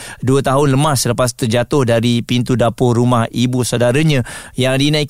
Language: Malay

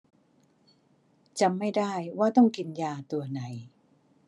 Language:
Thai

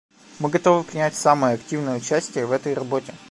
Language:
Russian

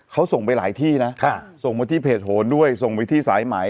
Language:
Thai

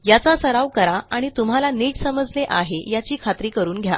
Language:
Marathi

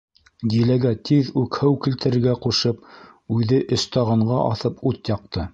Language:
Bashkir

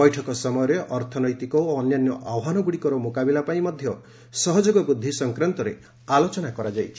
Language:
Odia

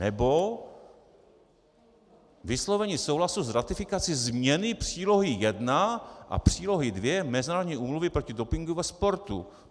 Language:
Czech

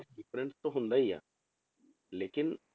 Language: Punjabi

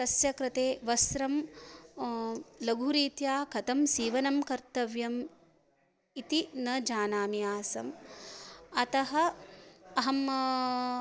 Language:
Sanskrit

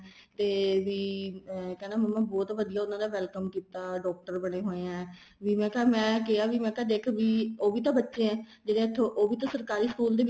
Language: Punjabi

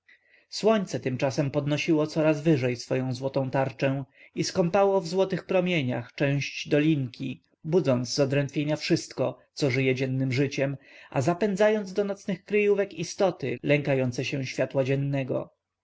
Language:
Polish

